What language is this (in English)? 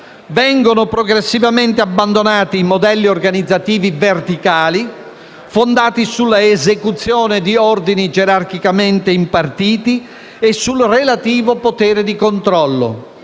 Italian